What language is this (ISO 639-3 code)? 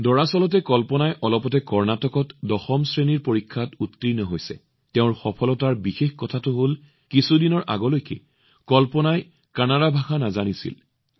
asm